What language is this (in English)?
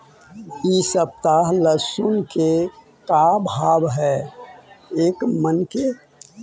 Magahi